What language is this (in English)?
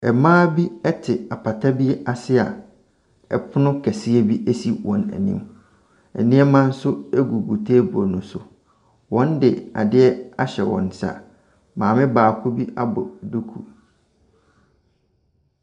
Akan